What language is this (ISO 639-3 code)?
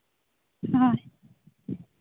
sat